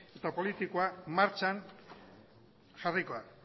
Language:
Basque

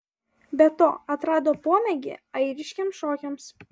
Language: Lithuanian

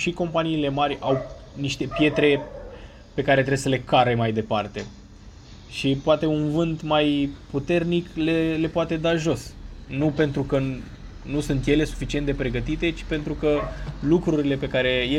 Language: Romanian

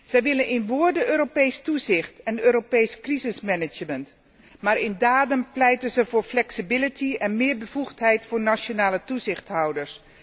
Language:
Dutch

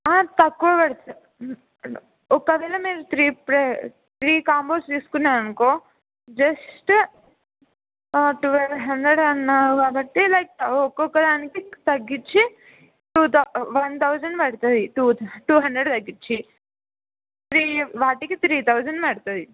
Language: Telugu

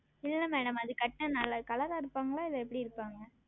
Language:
Tamil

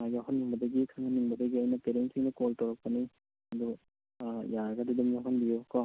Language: Manipuri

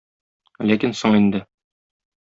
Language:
Tatar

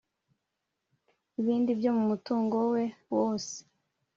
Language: Kinyarwanda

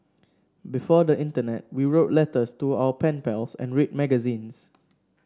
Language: English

